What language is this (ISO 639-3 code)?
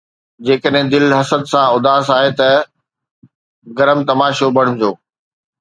snd